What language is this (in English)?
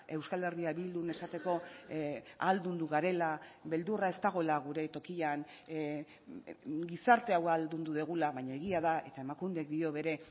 Basque